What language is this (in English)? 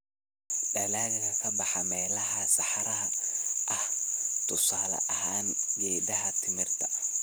Somali